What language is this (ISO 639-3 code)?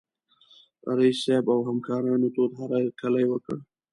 pus